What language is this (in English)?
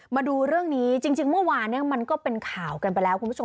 Thai